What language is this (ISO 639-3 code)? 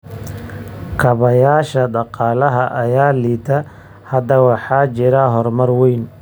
som